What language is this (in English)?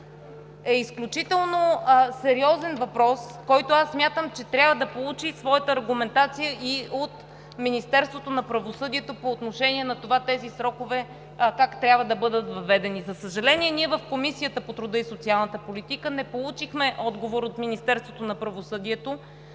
Bulgarian